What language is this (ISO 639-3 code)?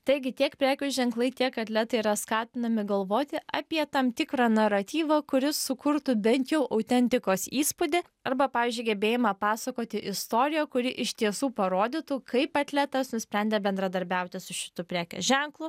lit